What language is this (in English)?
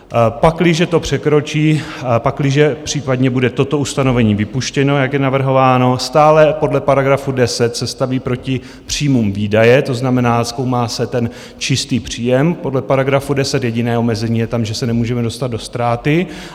Czech